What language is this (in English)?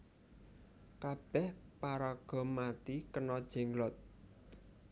Javanese